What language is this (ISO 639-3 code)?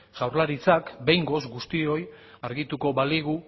eus